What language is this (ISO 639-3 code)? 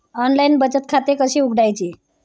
mar